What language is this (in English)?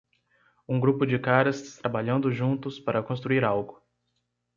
Portuguese